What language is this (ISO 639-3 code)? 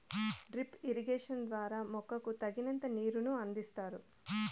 tel